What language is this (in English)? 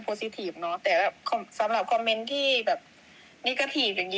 Thai